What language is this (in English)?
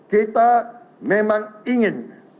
Indonesian